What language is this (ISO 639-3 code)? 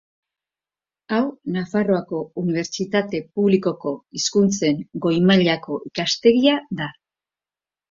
eus